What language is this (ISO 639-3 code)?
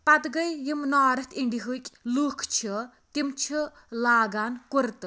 kas